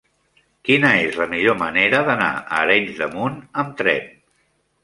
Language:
Catalan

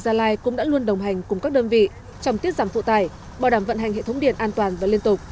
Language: Vietnamese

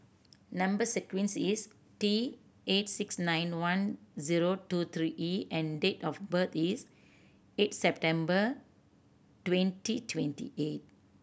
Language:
English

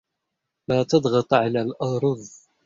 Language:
Arabic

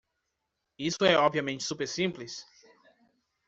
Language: Portuguese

